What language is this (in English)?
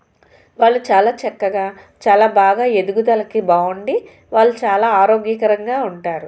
Telugu